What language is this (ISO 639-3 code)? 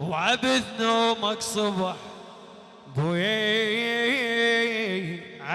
ara